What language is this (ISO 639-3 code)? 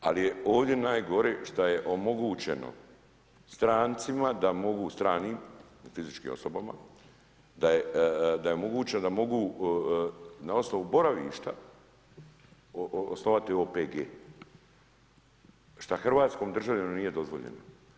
hrv